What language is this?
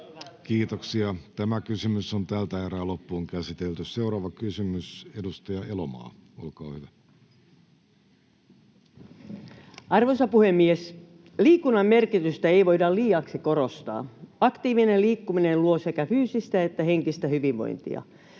Finnish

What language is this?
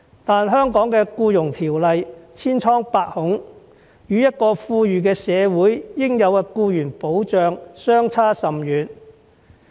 Cantonese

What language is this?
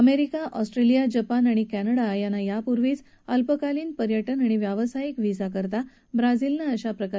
Marathi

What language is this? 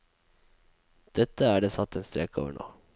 Norwegian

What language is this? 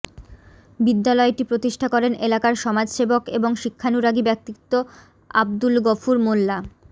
Bangla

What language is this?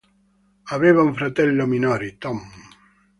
Italian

